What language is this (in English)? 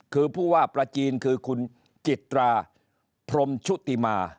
Thai